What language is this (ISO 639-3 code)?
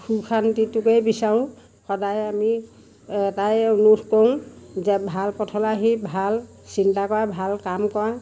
asm